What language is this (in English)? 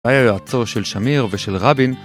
Hebrew